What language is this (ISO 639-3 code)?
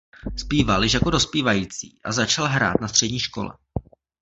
ces